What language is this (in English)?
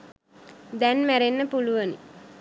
Sinhala